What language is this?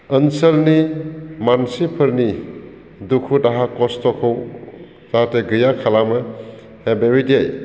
Bodo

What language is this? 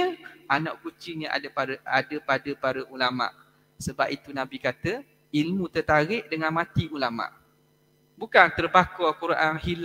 Malay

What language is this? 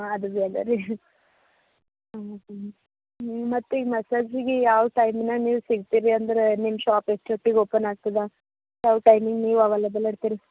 Kannada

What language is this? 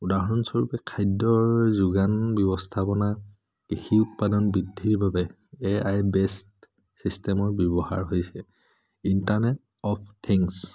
Assamese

